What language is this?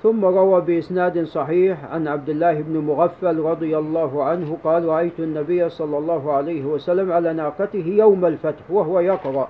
Arabic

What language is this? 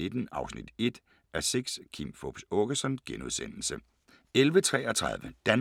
Danish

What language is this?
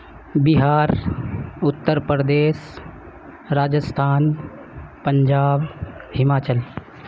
Urdu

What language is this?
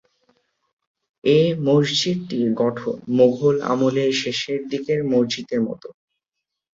Bangla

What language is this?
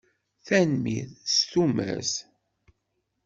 Kabyle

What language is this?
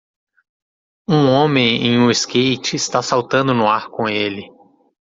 Portuguese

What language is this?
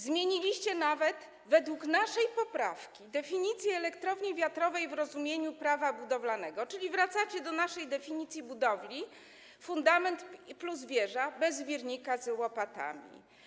Polish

